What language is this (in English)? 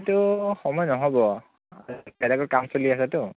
Assamese